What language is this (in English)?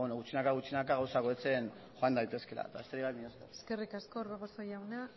Basque